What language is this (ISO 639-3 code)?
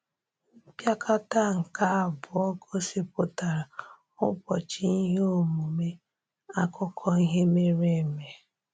ibo